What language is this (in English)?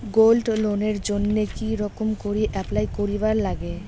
Bangla